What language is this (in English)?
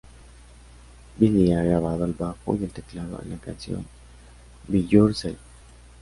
Spanish